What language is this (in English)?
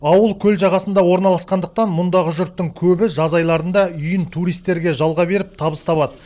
Kazakh